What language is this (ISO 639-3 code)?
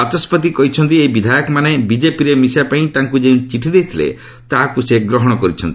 ori